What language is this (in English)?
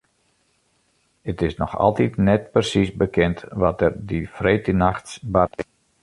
Western Frisian